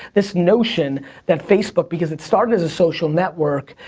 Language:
English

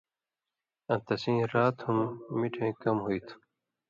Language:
Indus Kohistani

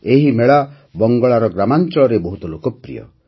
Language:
Odia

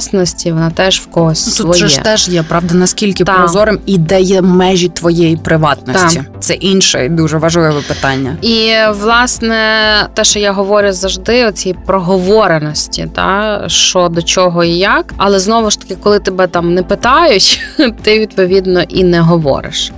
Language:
Ukrainian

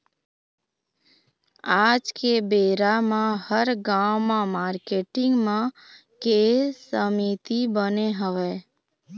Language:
Chhattisgarhi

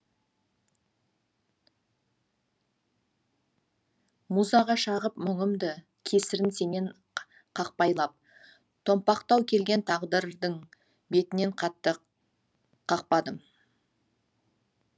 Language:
Kazakh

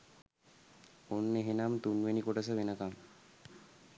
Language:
Sinhala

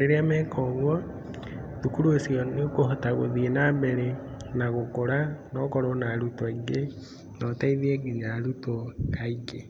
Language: Kikuyu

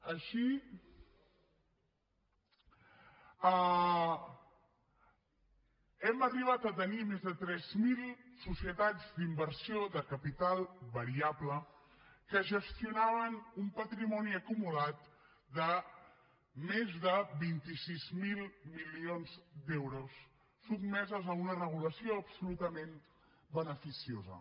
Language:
Catalan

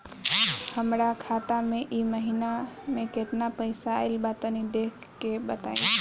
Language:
Bhojpuri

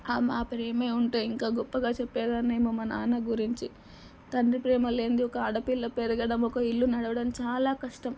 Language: Telugu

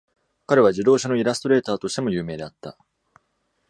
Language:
Japanese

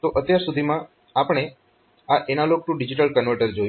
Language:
Gujarati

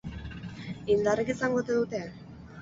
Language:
Basque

